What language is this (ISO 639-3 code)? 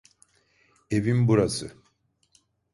tur